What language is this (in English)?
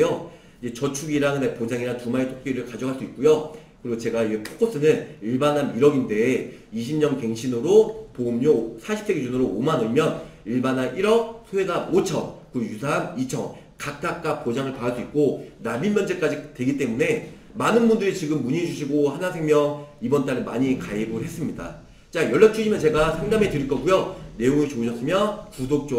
Korean